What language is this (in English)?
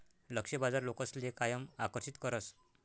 Marathi